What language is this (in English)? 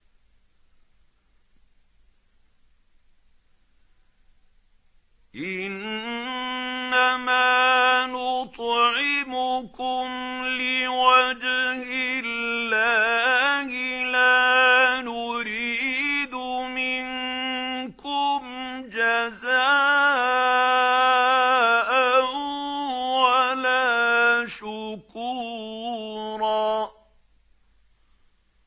Arabic